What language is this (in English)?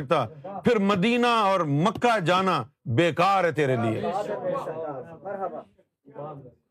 Urdu